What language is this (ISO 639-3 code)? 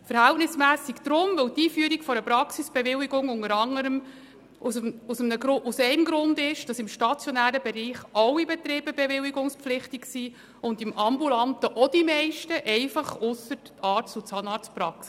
gsw